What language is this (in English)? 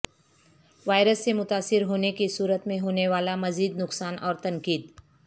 Urdu